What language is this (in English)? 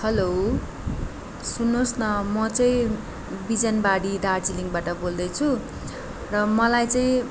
Nepali